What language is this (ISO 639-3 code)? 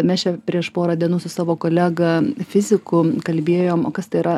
lit